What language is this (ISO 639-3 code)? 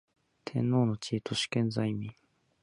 jpn